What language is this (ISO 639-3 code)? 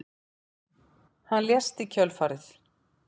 isl